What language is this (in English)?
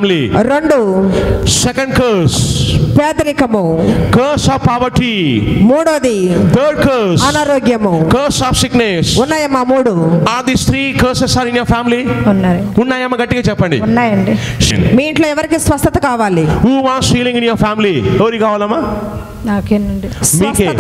Romanian